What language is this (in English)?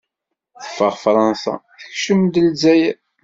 Kabyle